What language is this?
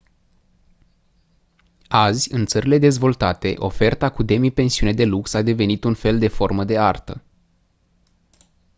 Romanian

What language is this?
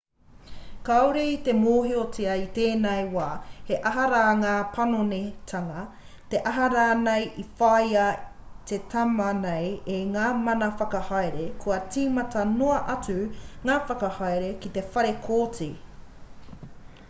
Māori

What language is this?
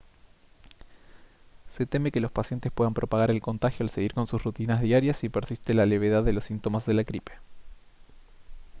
Spanish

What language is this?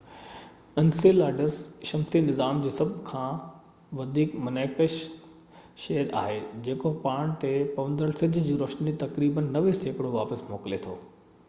Sindhi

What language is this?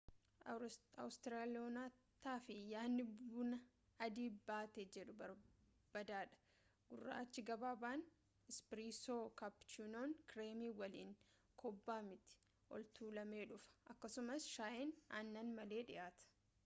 Oromo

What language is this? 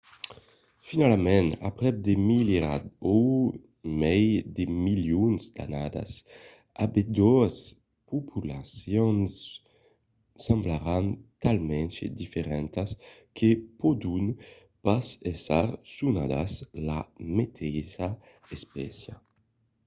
Occitan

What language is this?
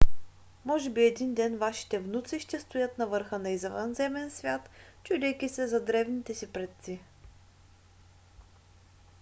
Bulgarian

